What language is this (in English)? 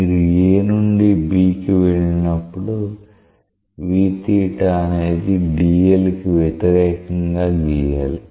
Telugu